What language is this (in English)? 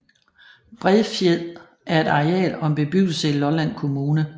Danish